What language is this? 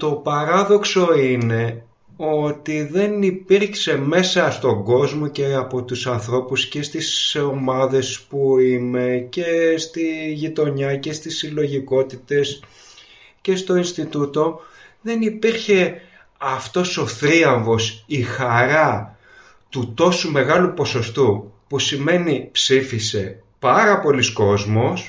Greek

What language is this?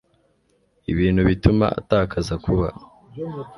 Kinyarwanda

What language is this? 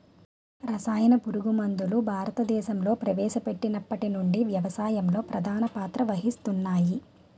Telugu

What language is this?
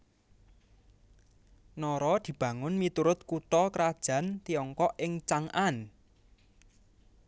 Javanese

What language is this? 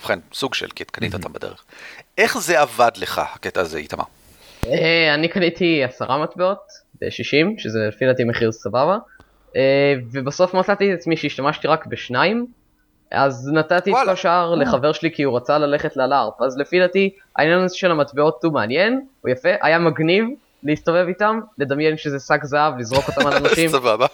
Hebrew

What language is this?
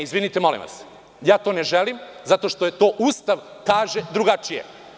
Serbian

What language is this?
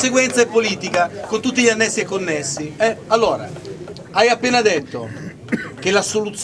Italian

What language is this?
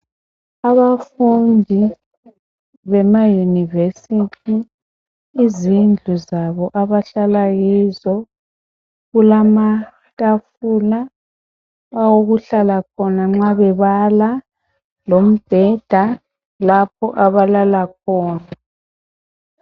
North Ndebele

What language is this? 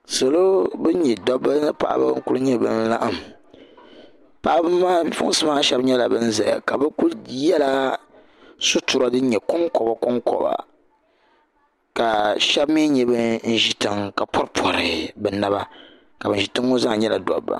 Dagbani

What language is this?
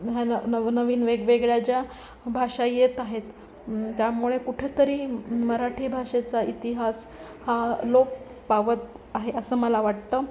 Marathi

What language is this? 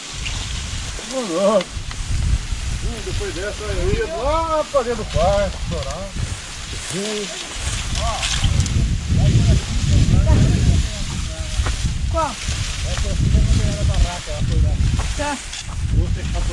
Portuguese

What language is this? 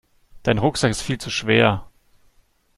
German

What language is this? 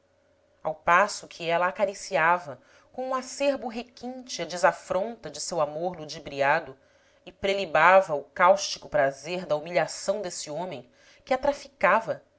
Portuguese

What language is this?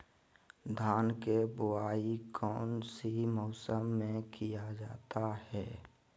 Magahi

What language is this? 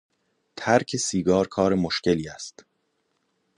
Persian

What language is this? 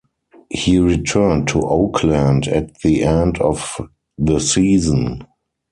English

